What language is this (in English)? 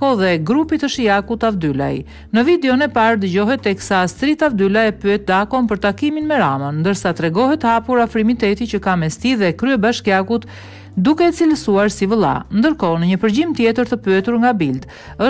Polish